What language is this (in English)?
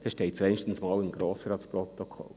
Swiss German